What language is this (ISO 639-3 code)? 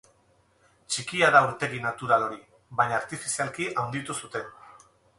eus